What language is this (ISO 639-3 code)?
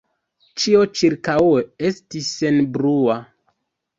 epo